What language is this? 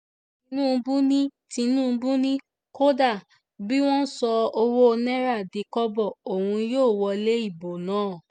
Yoruba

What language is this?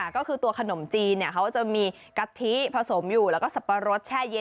Thai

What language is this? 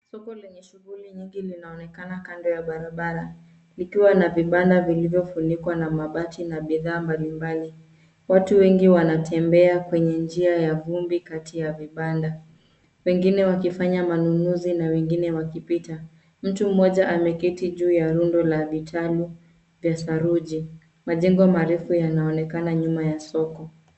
Swahili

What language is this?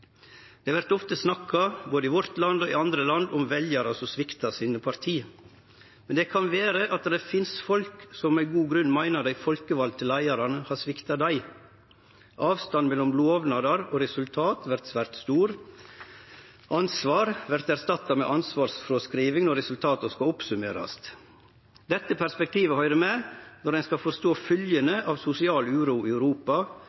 Norwegian Nynorsk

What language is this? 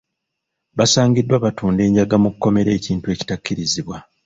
Ganda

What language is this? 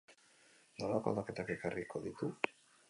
Basque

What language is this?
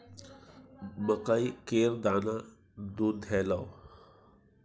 Maithili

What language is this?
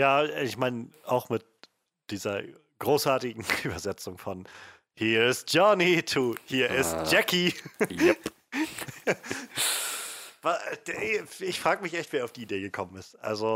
German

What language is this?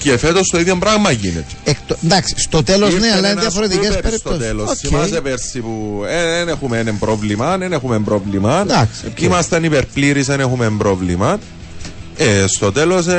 Greek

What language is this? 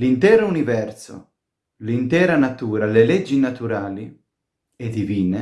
Italian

